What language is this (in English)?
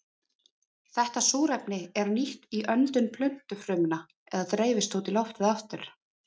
Icelandic